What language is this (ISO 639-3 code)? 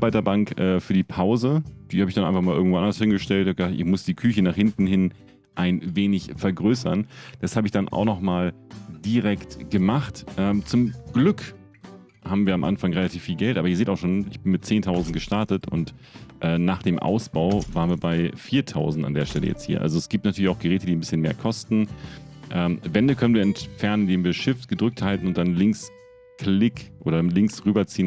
deu